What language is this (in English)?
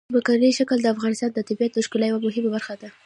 Pashto